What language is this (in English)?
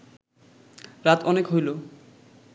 Bangla